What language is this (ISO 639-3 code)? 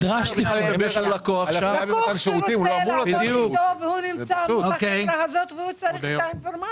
heb